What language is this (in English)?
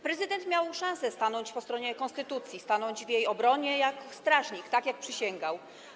Polish